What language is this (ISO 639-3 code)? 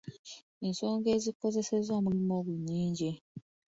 lug